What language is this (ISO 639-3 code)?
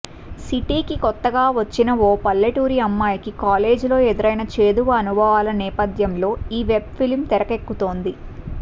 tel